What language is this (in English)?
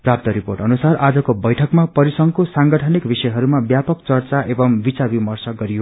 Nepali